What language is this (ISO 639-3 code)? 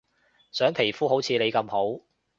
yue